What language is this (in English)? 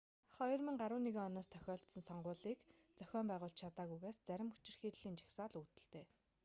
Mongolian